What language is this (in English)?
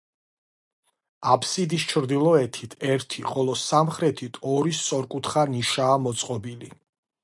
Georgian